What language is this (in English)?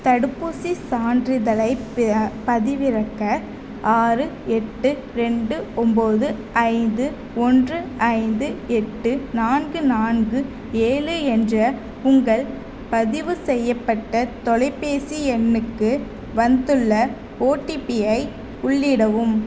Tamil